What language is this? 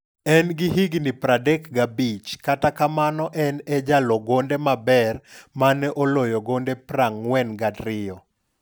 Luo (Kenya and Tanzania)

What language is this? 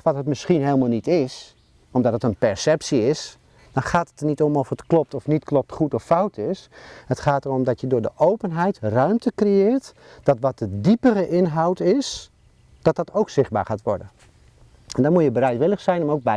Dutch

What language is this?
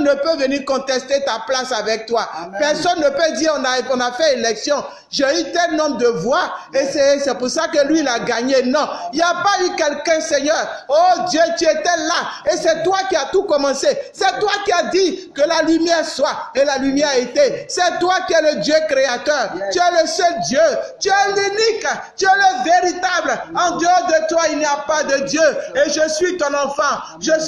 French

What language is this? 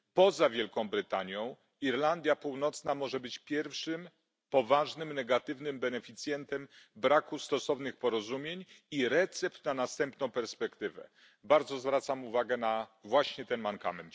Polish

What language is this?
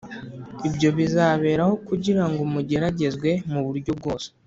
Kinyarwanda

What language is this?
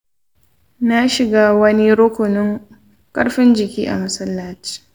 Hausa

